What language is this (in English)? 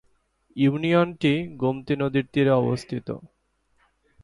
Bangla